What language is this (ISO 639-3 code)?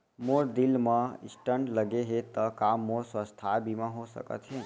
hne